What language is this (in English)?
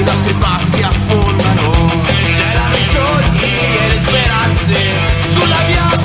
Italian